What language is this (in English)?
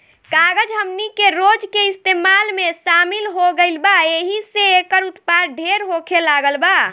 Bhojpuri